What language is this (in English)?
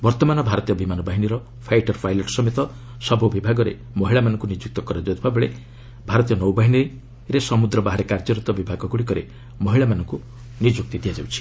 Odia